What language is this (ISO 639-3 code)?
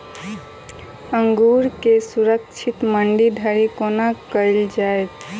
mai